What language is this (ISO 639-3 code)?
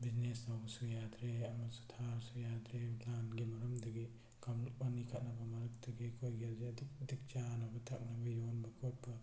mni